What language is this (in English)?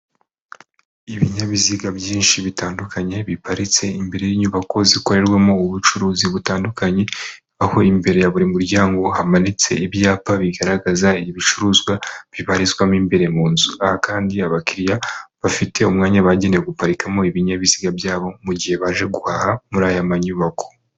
Kinyarwanda